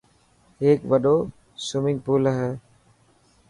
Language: Dhatki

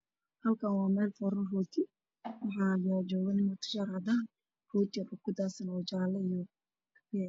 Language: Somali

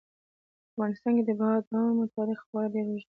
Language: Pashto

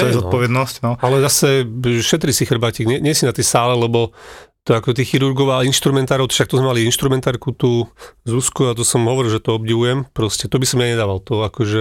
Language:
Slovak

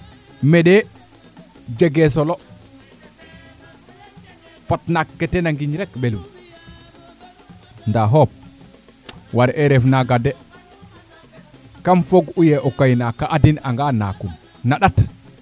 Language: Serer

